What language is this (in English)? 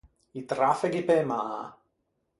Ligurian